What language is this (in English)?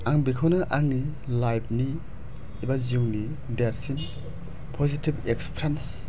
Bodo